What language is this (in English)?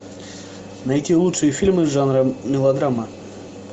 Russian